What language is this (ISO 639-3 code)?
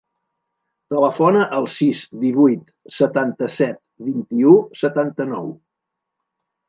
cat